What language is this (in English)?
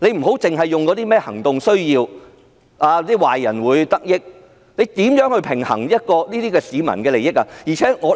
Cantonese